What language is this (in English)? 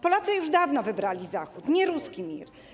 Polish